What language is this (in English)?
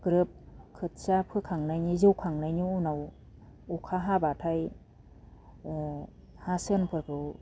Bodo